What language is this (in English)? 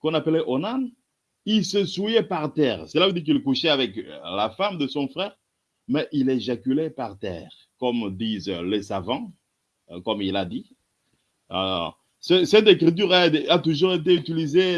French